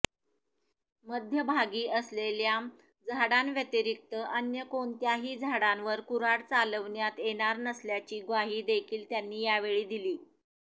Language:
Marathi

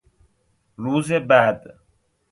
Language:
Persian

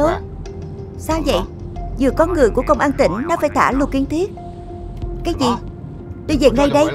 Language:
Vietnamese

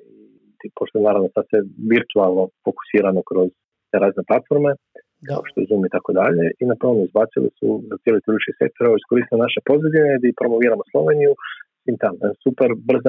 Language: Croatian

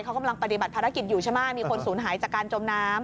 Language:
Thai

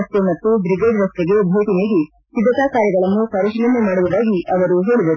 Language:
Kannada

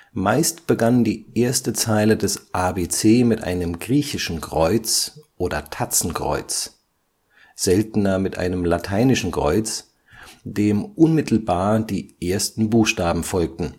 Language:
German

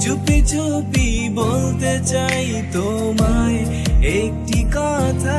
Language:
Hindi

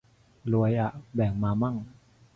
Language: Thai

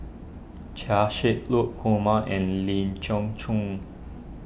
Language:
English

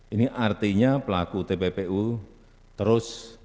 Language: Indonesian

